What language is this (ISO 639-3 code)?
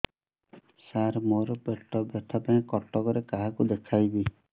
ori